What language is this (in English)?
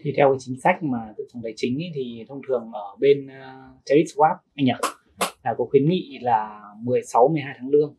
Vietnamese